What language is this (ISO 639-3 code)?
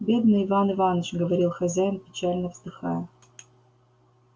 rus